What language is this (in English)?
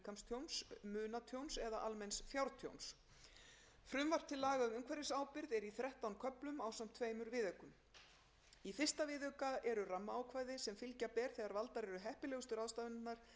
Icelandic